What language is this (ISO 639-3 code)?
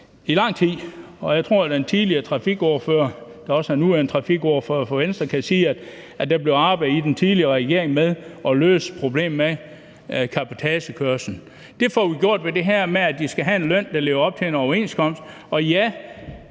dan